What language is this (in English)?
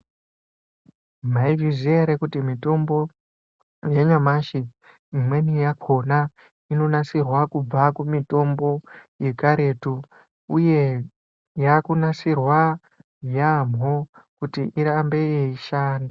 Ndau